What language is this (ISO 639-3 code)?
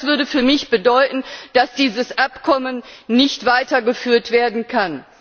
deu